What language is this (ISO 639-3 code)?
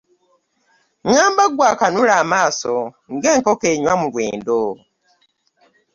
lug